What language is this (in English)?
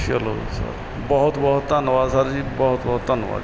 Punjabi